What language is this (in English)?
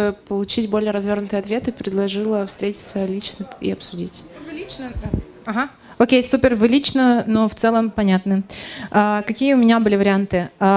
Russian